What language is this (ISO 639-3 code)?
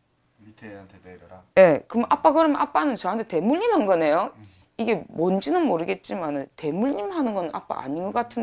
kor